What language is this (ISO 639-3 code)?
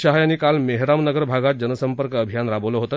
mar